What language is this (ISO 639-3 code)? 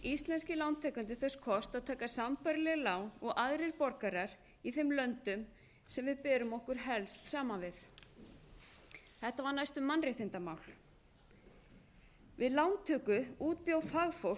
isl